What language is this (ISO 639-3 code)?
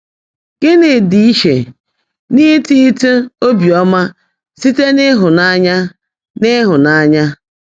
ibo